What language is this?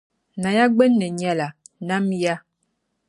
Dagbani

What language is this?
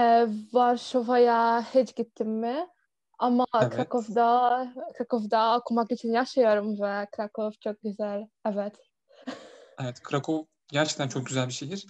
Turkish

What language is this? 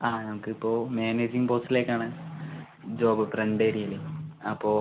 Malayalam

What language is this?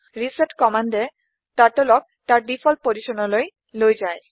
Assamese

